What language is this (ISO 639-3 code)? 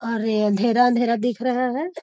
mag